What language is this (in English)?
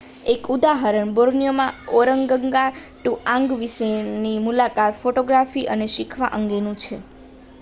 Gujarati